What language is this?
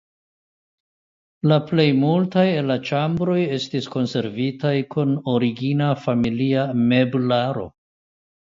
Esperanto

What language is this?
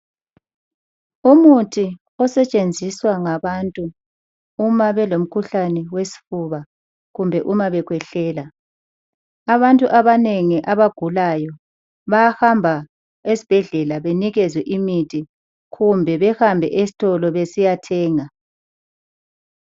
North Ndebele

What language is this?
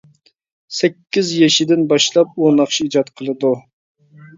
Uyghur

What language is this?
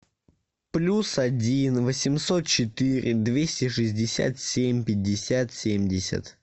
Russian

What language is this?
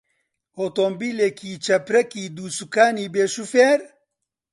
Central Kurdish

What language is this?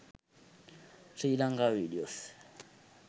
Sinhala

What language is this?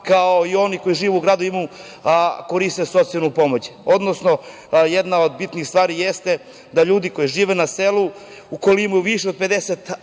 Serbian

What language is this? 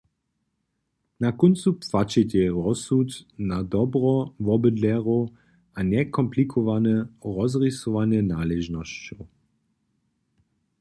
Upper Sorbian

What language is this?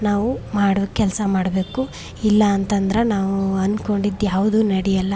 Kannada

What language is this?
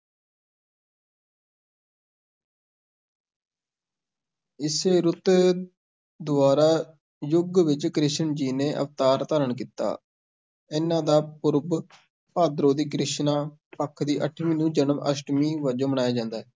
Punjabi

